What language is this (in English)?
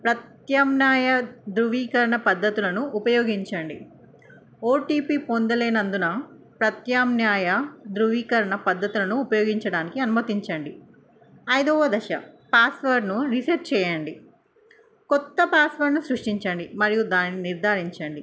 Telugu